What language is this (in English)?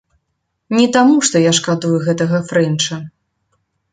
Belarusian